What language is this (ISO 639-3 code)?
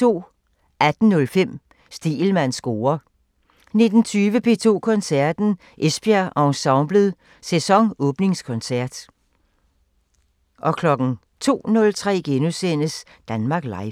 dan